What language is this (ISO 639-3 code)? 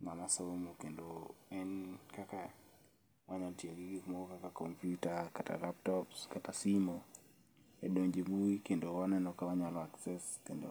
luo